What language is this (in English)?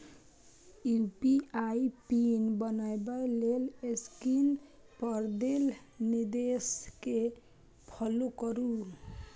Maithili